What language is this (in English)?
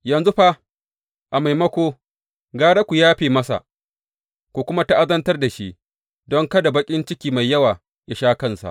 Hausa